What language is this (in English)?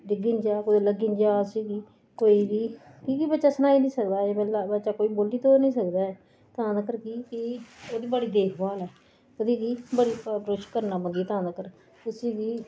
Dogri